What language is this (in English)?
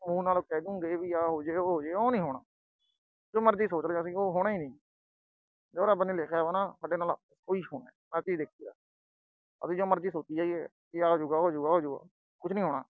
Punjabi